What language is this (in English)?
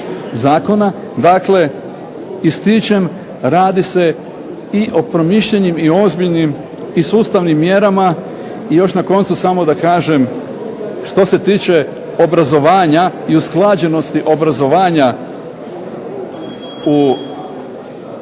Croatian